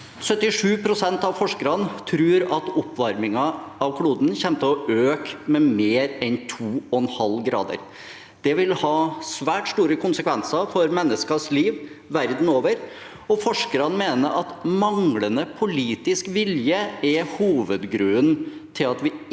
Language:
Norwegian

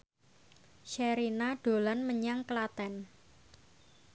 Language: Javanese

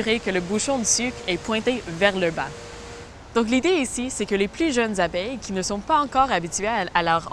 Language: French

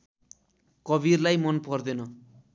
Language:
Nepali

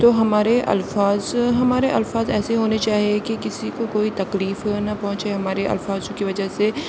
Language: Urdu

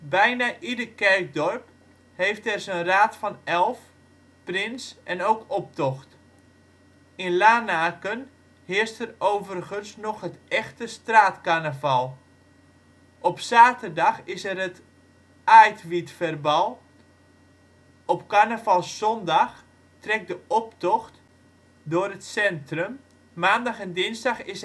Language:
Dutch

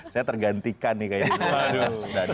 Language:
Indonesian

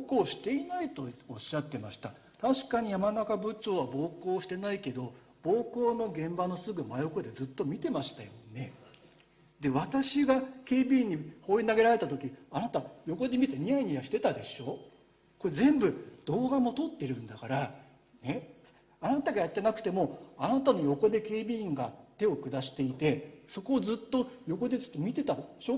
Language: Japanese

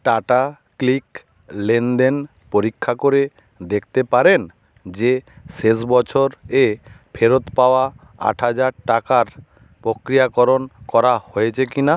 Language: Bangla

